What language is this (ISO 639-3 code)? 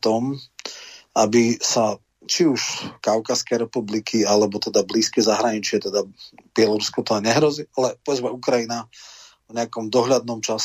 slk